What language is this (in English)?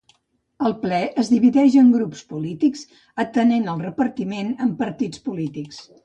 Catalan